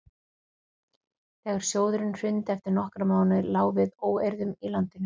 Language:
Icelandic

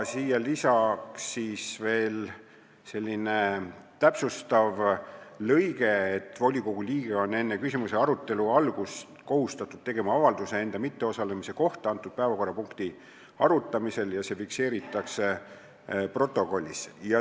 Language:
Estonian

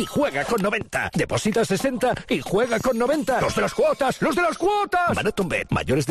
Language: Spanish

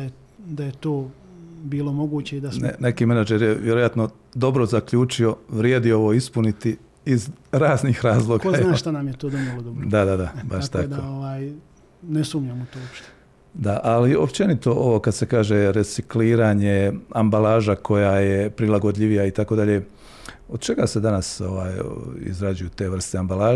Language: Croatian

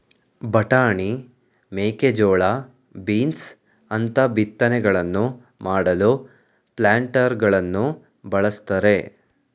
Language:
Kannada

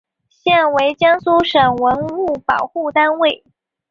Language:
Chinese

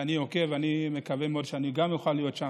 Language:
Hebrew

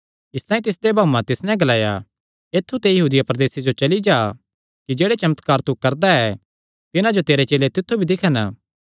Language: Kangri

